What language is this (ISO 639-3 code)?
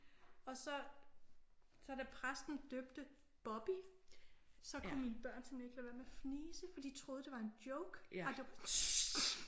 dan